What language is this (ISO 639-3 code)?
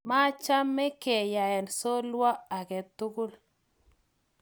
kln